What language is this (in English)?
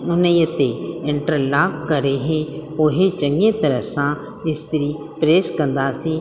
Sindhi